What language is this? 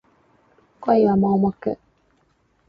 Japanese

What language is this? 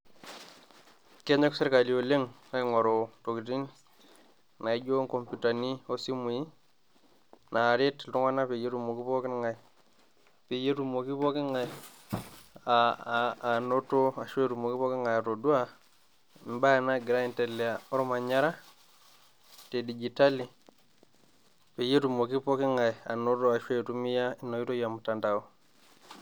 Masai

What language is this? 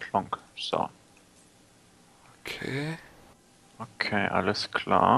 German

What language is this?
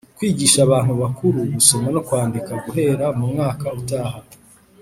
Kinyarwanda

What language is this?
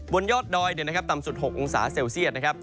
Thai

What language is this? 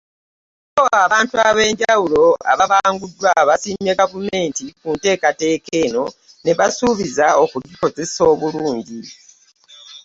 Ganda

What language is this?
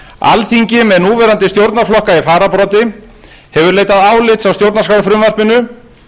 Icelandic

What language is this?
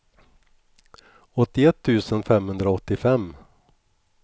Swedish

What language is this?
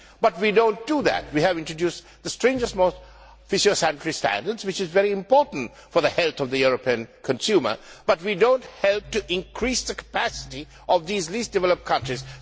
English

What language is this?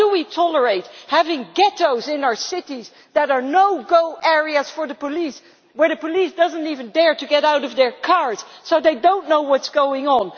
English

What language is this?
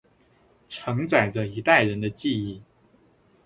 Chinese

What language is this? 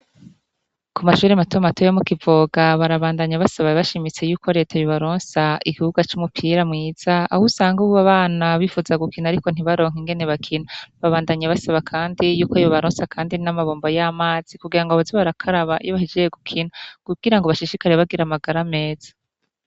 Rundi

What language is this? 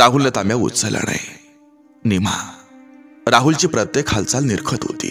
Romanian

